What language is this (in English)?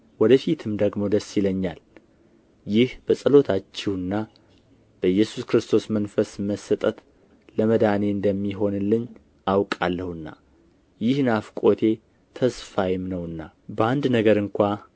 Amharic